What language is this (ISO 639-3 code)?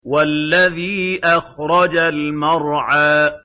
ara